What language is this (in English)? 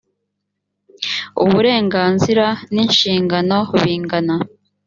Kinyarwanda